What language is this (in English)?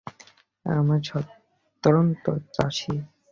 Bangla